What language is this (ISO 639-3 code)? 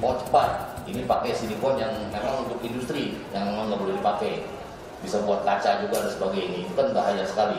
ind